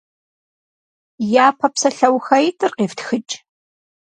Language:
Kabardian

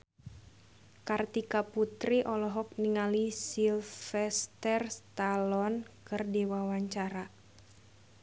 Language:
Sundanese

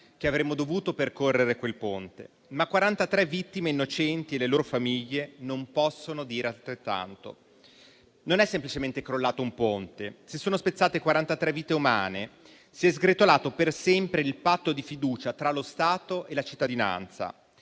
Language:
Italian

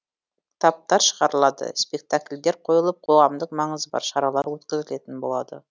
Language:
Kazakh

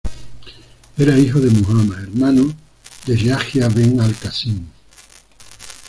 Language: Spanish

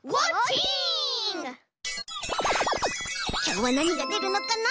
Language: Japanese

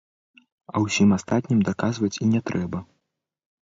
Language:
Belarusian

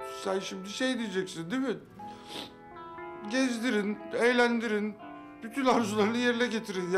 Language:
Turkish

